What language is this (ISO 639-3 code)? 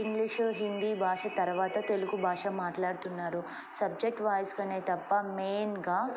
tel